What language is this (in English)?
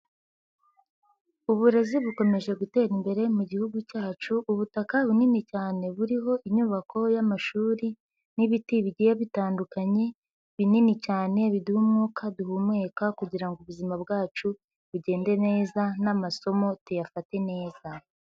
Kinyarwanda